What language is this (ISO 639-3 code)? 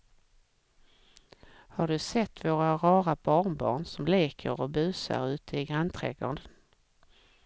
swe